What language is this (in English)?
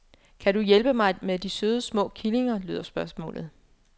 Danish